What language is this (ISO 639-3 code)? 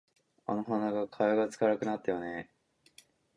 jpn